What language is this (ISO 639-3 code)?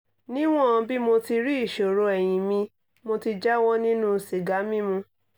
yor